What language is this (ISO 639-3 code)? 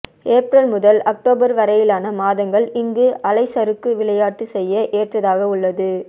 tam